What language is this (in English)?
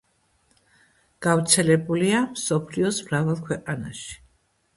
Georgian